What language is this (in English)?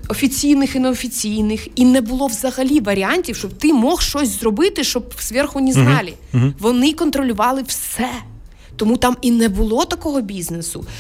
Ukrainian